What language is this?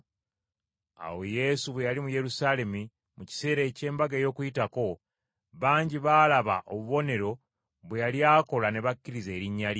Ganda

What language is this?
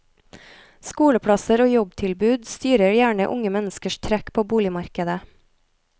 Norwegian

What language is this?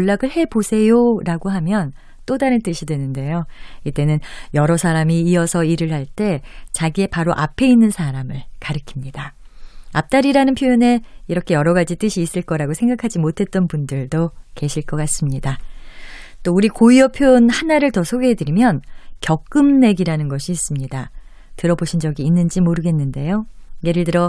Korean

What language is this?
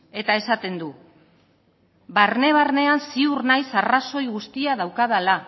Basque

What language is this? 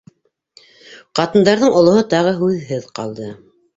Bashkir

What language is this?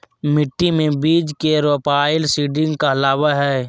Magahi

